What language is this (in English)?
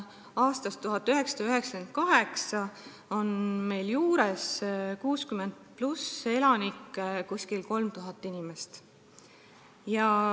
Estonian